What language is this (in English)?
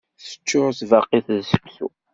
Kabyle